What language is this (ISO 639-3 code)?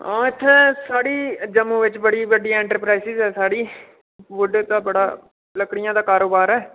doi